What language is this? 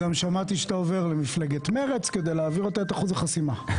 Hebrew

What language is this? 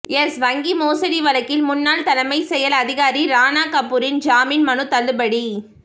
Tamil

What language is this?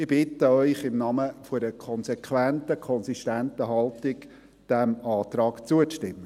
Swiss German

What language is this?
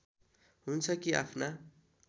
Nepali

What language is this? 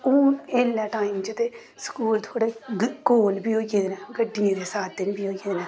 Dogri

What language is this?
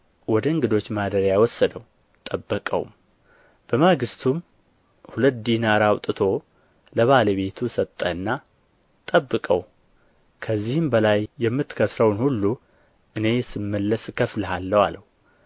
Amharic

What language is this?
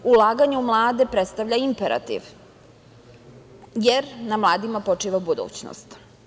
Serbian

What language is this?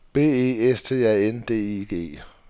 Danish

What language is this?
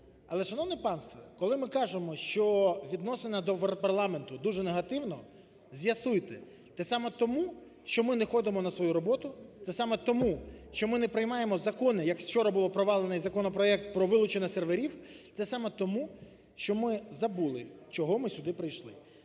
Ukrainian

